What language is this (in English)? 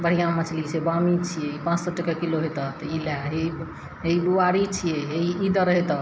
Maithili